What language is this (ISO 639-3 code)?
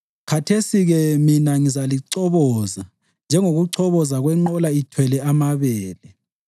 nde